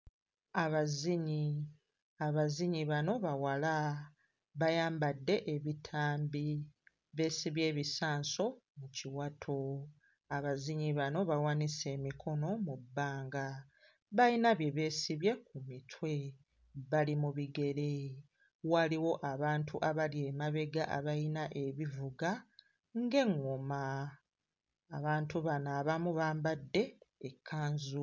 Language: Ganda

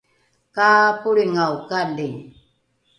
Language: Rukai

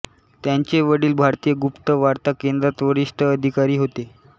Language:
Marathi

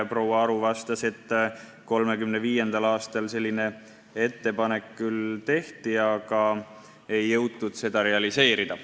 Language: Estonian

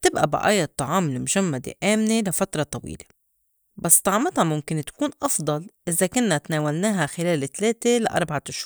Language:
North Levantine Arabic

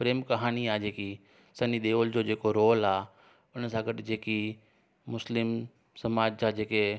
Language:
Sindhi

